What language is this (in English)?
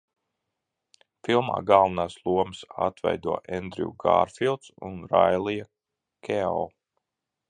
Latvian